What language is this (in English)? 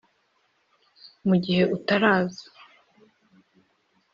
Kinyarwanda